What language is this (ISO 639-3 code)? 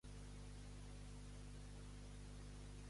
cat